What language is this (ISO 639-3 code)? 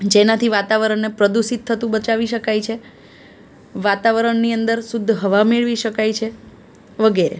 guj